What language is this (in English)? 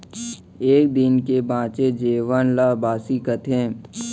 Chhattisgarhi